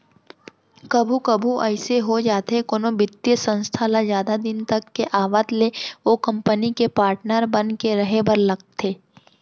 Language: Chhattisgarhi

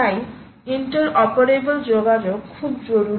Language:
Bangla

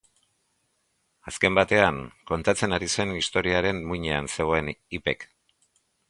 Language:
Basque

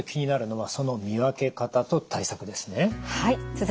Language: Japanese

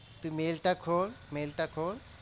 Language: Bangla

